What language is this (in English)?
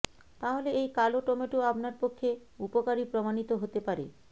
Bangla